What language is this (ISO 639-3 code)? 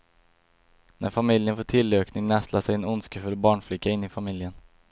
swe